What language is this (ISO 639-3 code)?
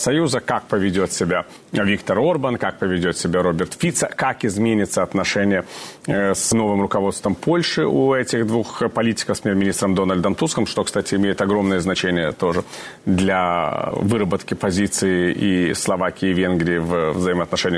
rus